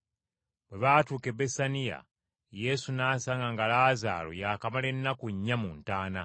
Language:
Ganda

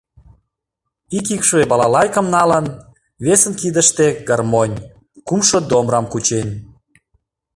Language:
Mari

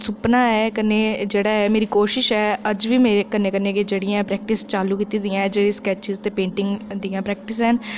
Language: Dogri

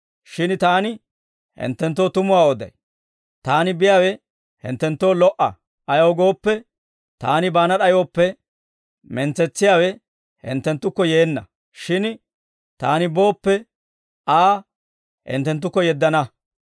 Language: Dawro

